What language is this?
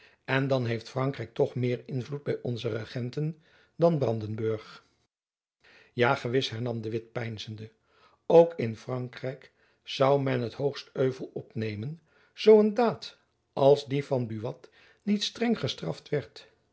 Dutch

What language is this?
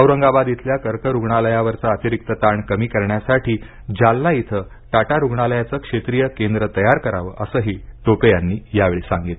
Marathi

